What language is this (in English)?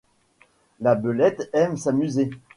French